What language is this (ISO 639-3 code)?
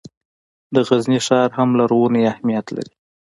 pus